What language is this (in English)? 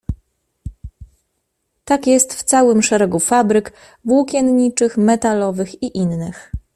Polish